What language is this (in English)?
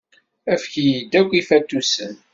Kabyle